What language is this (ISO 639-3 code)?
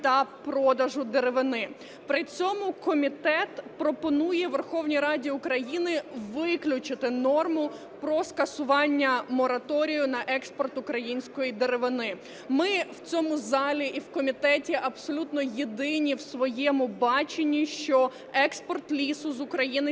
ukr